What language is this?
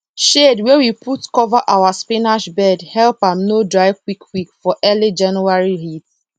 Nigerian Pidgin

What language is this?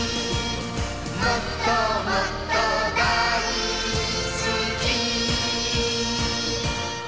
Japanese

